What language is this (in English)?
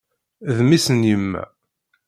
Kabyle